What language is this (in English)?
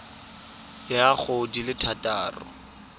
Tswana